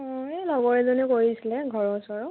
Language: Assamese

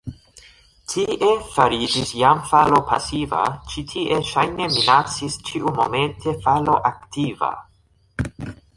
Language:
Esperanto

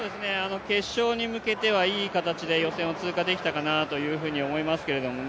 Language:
Japanese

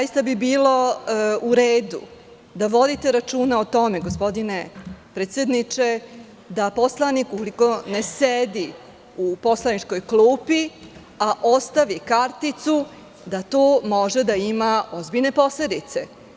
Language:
Serbian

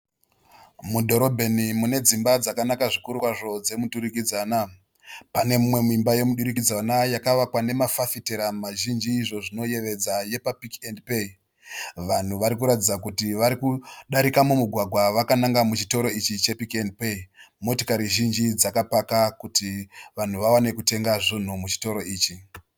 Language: Shona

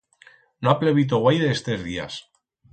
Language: Aragonese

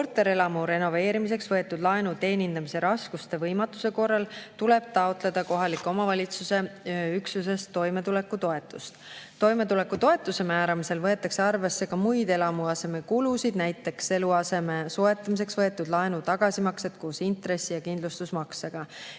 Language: Estonian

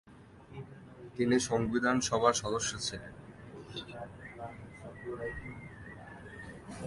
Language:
Bangla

